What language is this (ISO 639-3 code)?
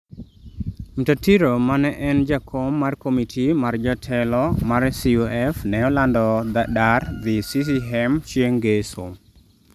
luo